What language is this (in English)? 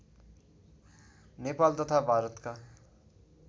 Nepali